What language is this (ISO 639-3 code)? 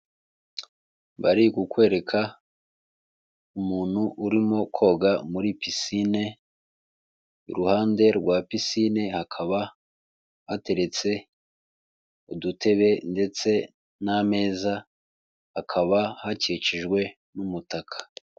kin